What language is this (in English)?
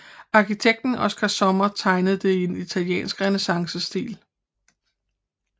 Danish